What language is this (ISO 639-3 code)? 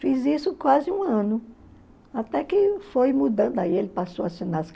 por